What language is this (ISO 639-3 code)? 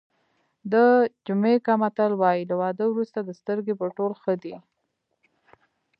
pus